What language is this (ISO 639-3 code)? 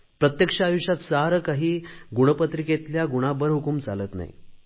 mar